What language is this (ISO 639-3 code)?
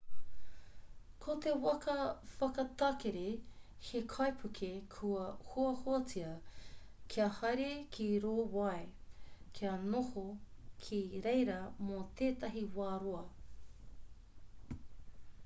mri